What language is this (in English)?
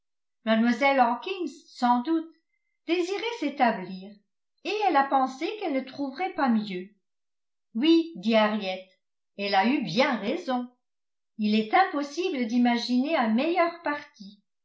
French